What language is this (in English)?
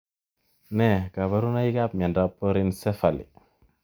Kalenjin